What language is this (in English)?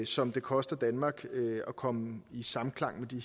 Danish